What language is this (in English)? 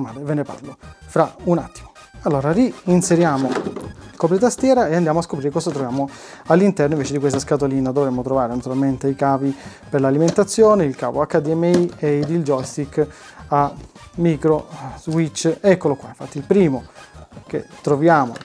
Italian